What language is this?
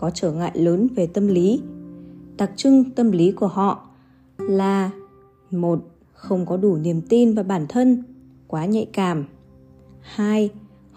Vietnamese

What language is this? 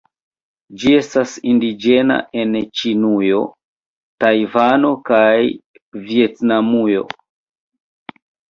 Esperanto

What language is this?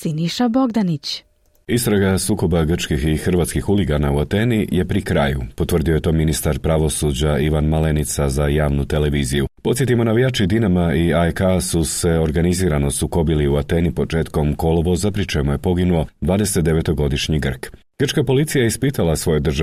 Croatian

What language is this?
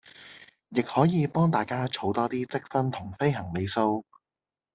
Cantonese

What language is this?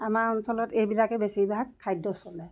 Assamese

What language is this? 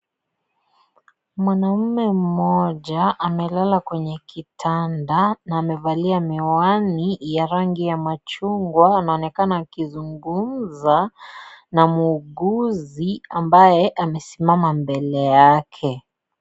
Swahili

